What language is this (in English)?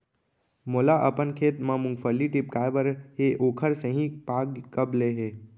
Chhattisgarhi